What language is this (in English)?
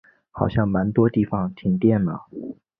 Chinese